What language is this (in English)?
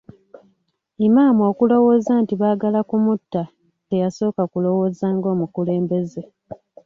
Ganda